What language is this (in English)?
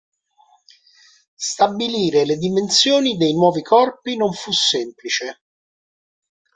Italian